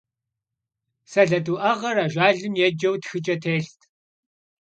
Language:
Kabardian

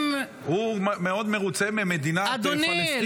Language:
Hebrew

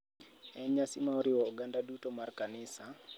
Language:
Luo (Kenya and Tanzania)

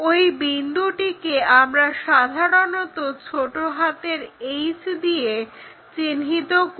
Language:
Bangla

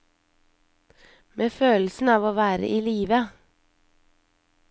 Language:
Norwegian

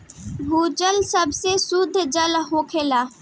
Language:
Bhojpuri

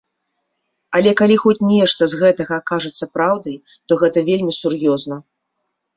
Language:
Belarusian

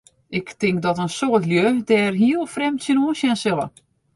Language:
Western Frisian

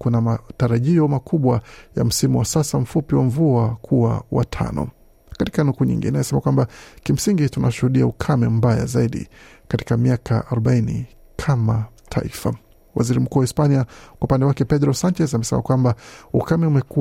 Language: Swahili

